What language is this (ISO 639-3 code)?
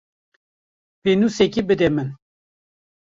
kur